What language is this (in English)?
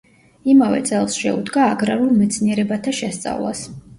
Georgian